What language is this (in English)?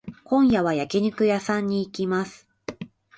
Japanese